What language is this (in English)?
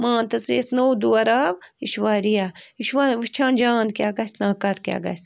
Kashmiri